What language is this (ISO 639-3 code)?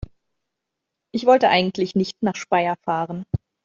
deu